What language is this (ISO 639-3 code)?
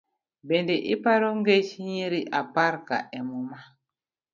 luo